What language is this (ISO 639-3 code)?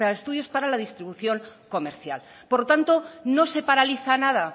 spa